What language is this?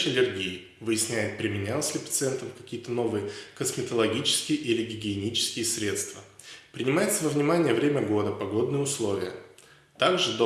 Russian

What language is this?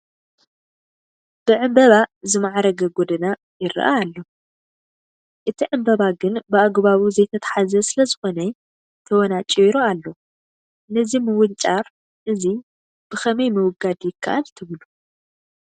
Tigrinya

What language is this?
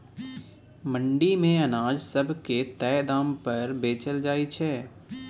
Maithili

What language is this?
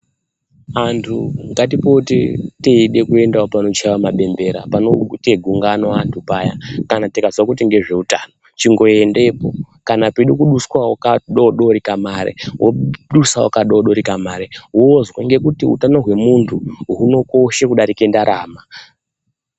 Ndau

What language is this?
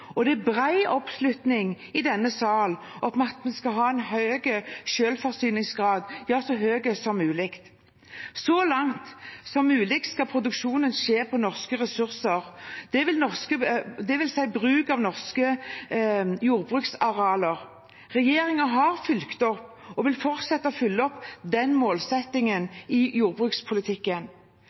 Norwegian Bokmål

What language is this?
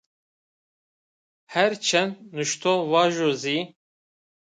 Zaza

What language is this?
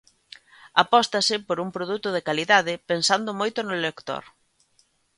Galician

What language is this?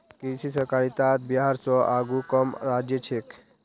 Magahi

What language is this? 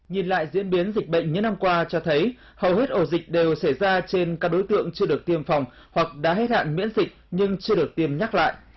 Vietnamese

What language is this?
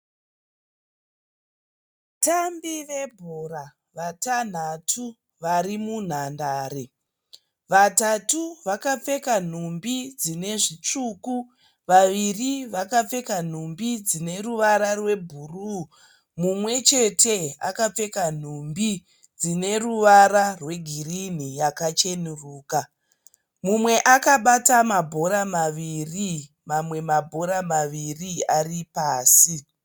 Shona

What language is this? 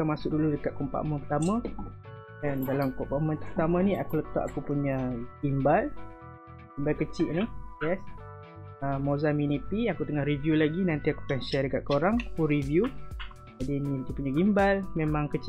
Malay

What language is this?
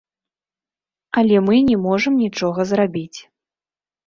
Belarusian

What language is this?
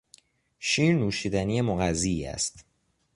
Persian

